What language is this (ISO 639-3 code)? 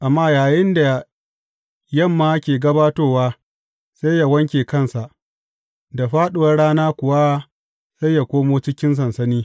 hau